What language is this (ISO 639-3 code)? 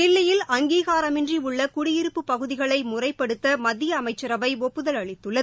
tam